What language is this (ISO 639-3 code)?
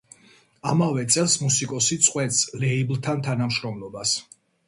kat